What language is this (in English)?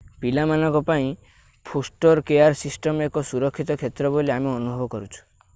Odia